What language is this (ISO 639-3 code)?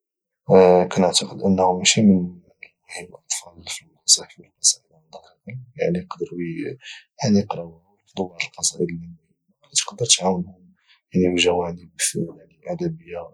ary